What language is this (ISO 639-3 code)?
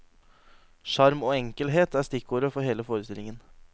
nor